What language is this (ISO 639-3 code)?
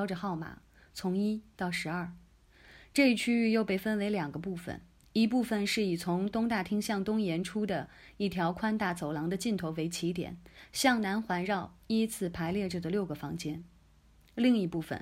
zho